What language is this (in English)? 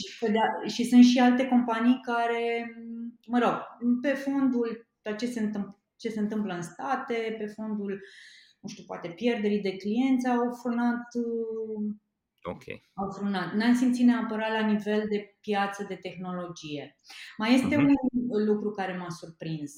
Romanian